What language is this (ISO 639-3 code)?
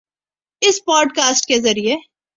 urd